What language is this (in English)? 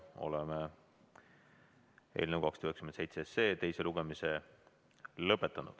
Estonian